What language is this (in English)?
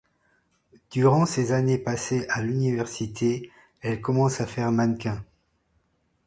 French